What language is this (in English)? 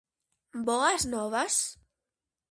Galician